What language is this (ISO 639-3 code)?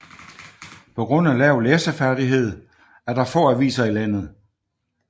dan